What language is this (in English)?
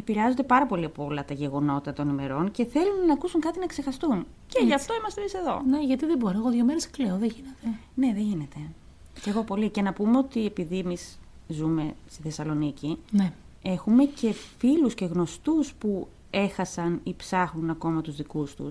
Greek